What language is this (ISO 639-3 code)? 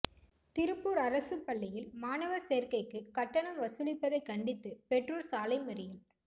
tam